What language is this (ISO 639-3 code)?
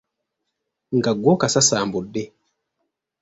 lug